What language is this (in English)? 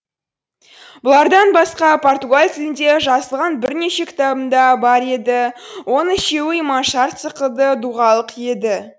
Kazakh